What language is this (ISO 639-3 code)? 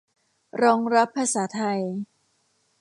tha